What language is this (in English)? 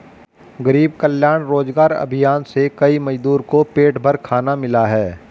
Hindi